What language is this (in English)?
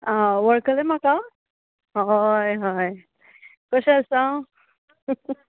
Konkani